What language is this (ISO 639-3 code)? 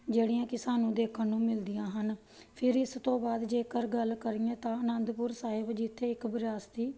pan